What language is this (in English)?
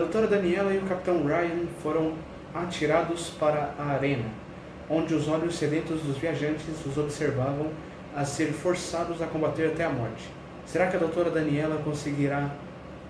Portuguese